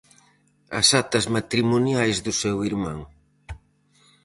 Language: Galician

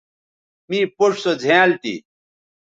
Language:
Bateri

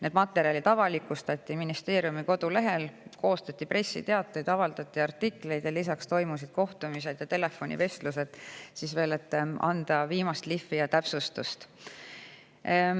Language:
Estonian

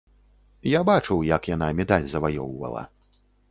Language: Belarusian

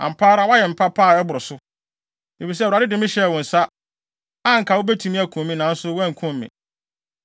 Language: Akan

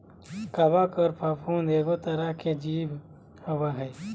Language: Magahi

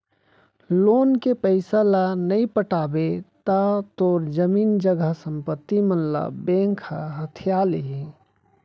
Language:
Chhattisgarhi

